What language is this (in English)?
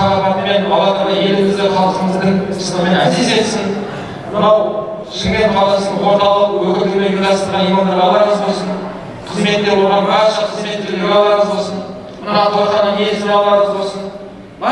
Turkish